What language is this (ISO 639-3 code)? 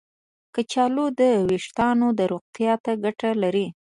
pus